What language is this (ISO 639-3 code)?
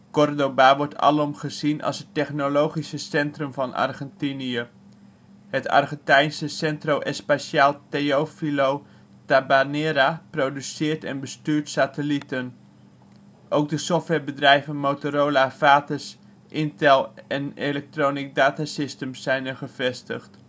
nld